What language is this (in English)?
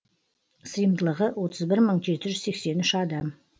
Kazakh